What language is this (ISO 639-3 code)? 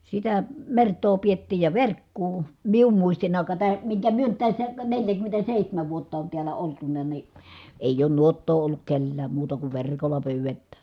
fin